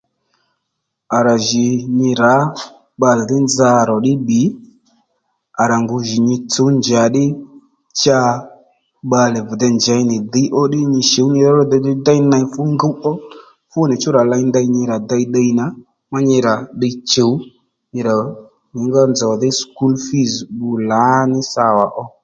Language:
Lendu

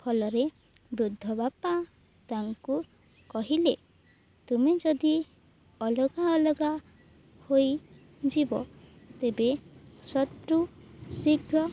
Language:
Odia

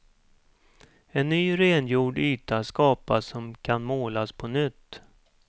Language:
Swedish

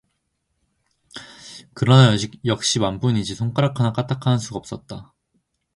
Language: Korean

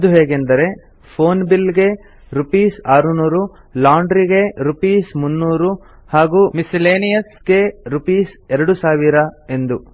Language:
Kannada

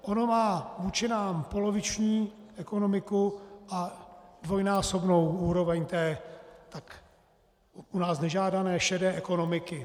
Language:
Czech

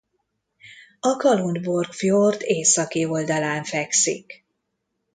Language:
Hungarian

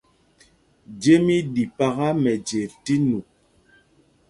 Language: Mpumpong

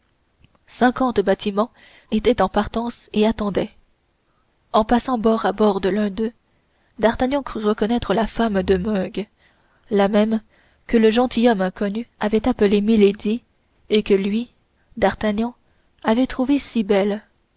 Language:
French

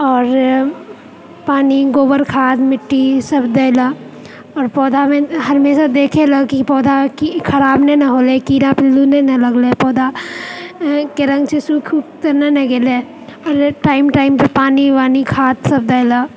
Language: Maithili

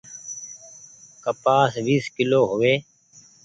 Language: Goaria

